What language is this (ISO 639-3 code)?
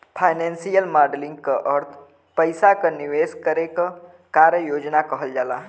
bho